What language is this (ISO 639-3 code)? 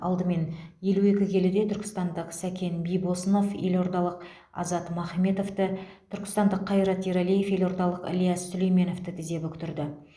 kaz